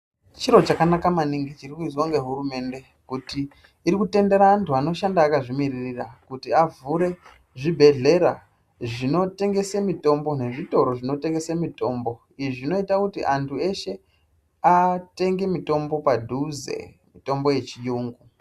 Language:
Ndau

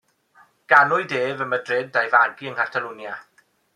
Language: Welsh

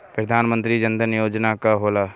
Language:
Bhojpuri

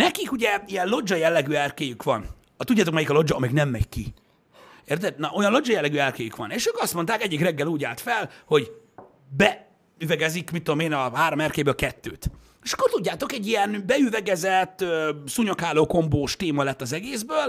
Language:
Hungarian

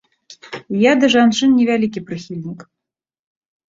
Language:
Belarusian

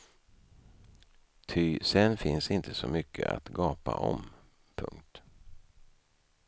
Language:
Swedish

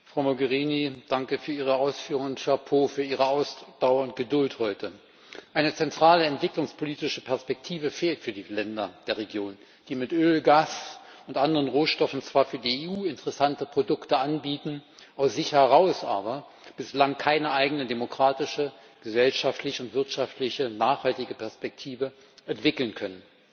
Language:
German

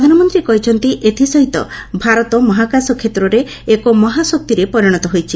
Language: Odia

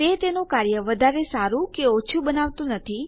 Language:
Gujarati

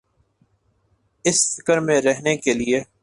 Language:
Urdu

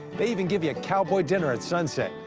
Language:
English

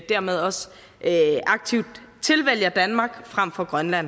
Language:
Danish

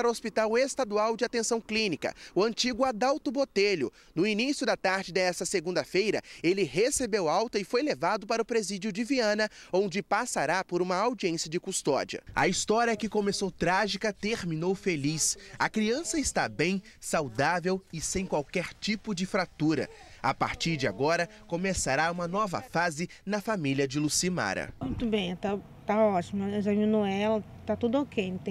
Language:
Portuguese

